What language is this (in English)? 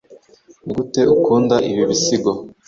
Kinyarwanda